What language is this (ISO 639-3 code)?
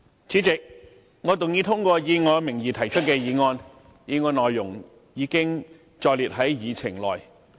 yue